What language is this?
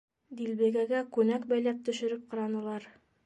Bashkir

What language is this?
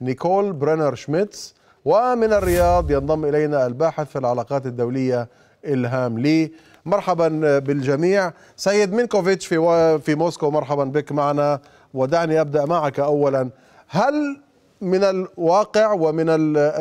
Arabic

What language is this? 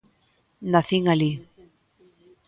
Galician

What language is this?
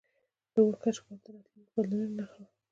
Pashto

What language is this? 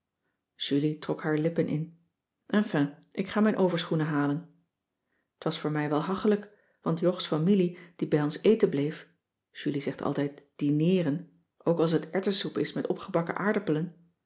Dutch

